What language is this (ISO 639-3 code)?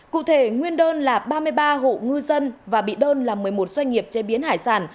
vie